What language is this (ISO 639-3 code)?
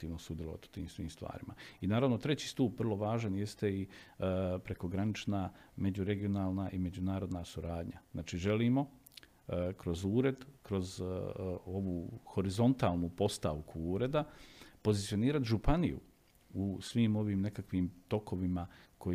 hrv